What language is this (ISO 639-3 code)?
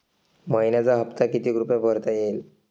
mar